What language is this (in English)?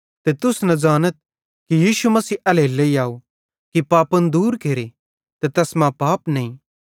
Bhadrawahi